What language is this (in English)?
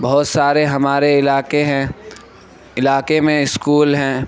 Urdu